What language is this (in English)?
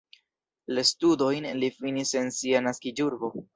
Esperanto